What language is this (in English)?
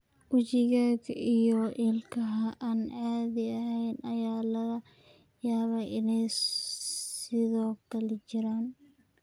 Somali